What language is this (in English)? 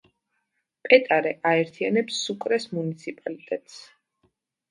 Georgian